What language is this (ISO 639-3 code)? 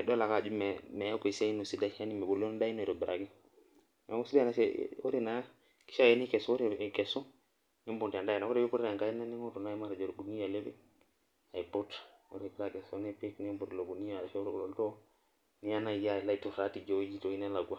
mas